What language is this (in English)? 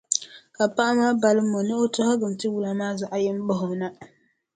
Dagbani